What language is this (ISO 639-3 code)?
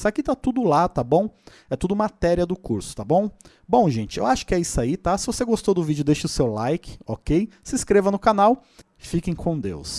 por